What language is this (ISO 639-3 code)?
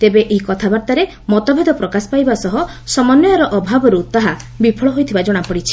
ori